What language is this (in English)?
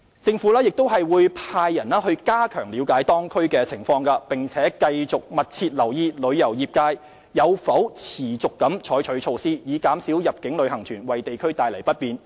Cantonese